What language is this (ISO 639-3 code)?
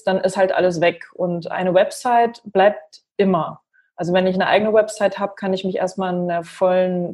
deu